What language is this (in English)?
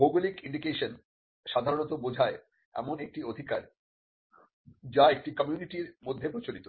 Bangla